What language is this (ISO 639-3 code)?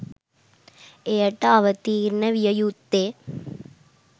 sin